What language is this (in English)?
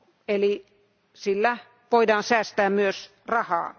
Finnish